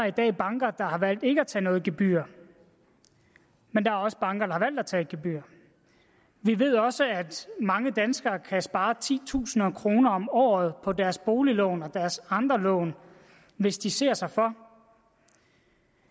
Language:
Danish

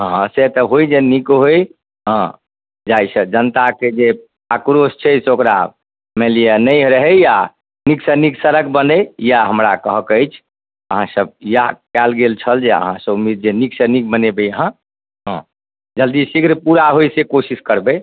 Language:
Maithili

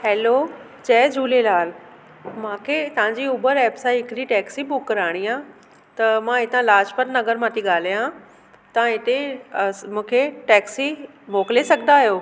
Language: Sindhi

